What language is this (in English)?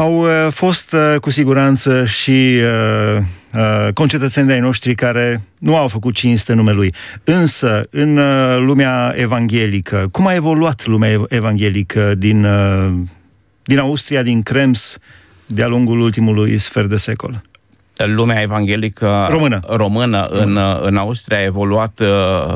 Romanian